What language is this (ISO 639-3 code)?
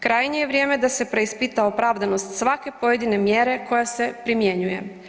hrv